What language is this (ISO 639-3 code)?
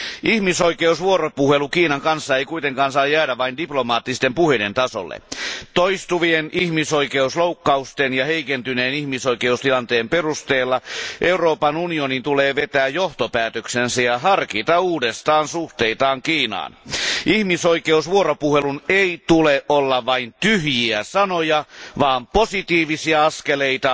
fin